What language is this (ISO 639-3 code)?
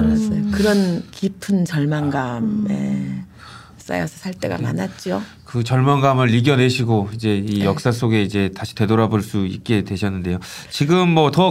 kor